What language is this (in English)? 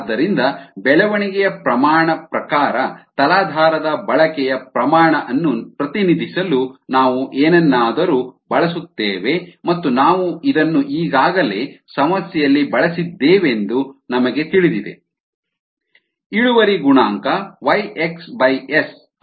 Kannada